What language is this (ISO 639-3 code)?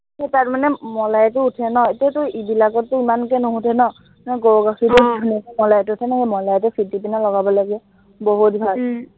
asm